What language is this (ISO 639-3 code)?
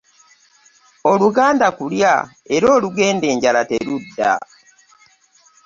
lug